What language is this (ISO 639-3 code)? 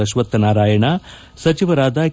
kan